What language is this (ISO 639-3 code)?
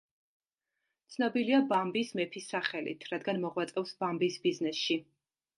kat